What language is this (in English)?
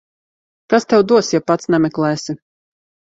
Latvian